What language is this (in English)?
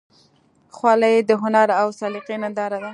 Pashto